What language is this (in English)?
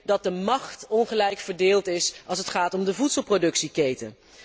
Dutch